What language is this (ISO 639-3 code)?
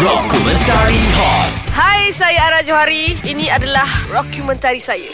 msa